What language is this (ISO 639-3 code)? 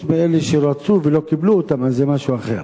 heb